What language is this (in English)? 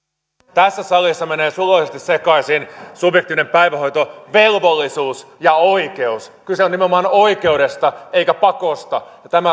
Finnish